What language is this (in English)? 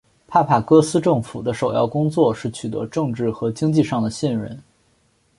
Chinese